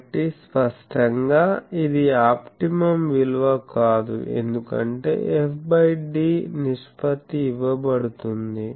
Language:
Telugu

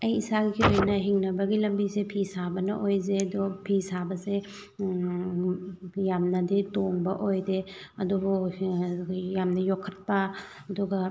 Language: Manipuri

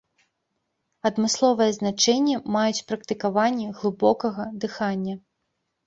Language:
Belarusian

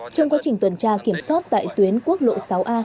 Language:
Vietnamese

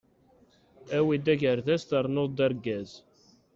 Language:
Kabyle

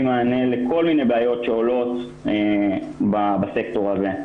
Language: Hebrew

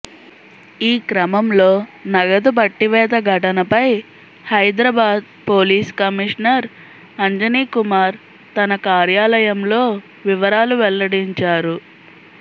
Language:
Telugu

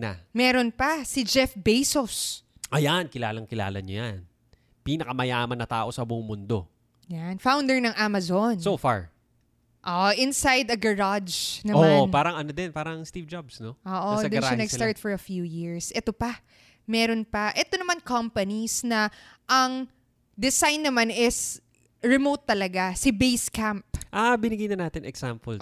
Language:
Filipino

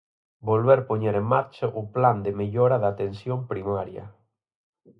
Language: Galician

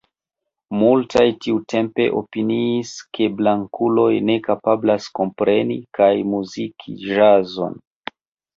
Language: Esperanto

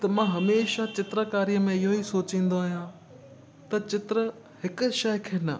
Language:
Sindhi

